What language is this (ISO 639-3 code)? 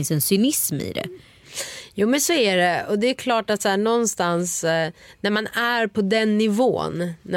swe